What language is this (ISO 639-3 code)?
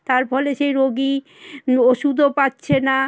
ben